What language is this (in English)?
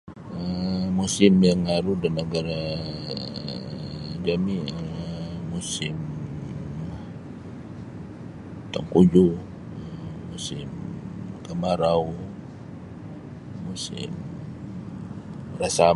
Sabah Bisaya